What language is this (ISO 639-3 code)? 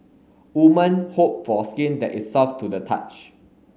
eng